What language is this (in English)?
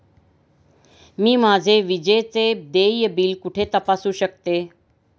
Marathi